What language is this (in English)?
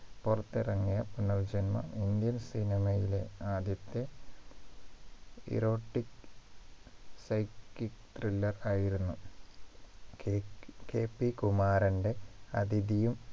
Malayalam